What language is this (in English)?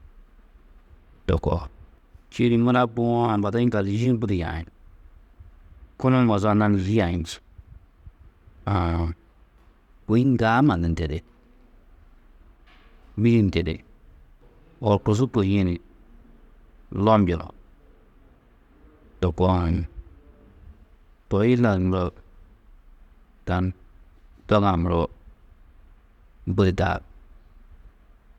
Tedaga